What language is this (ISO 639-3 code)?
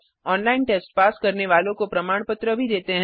hin